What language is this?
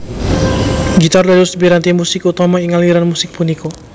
Javanese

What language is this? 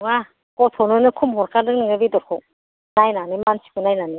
Bodo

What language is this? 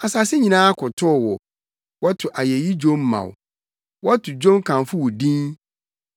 Akan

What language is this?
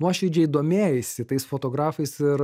Lithuanian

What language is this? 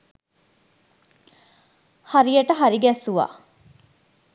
Sinhala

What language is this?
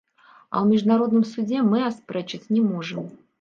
Belarusian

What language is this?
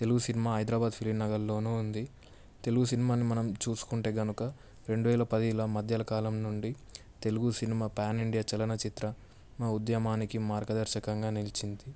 Telugu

